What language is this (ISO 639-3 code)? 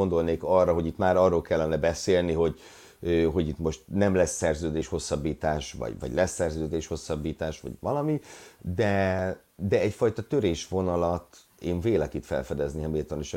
hun